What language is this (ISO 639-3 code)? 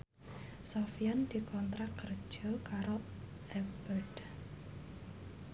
jav